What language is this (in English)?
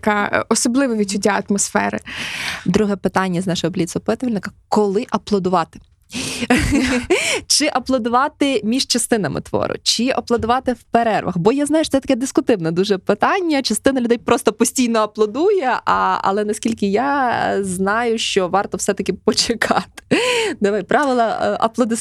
Ukrainian